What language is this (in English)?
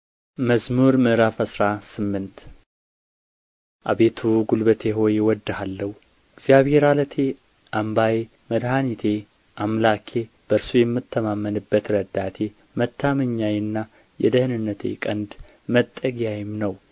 Amharic